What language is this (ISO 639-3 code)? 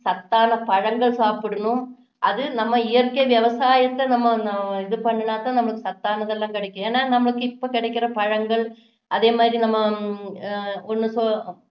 tam